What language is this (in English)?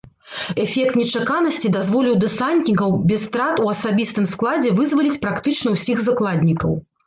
Belarusian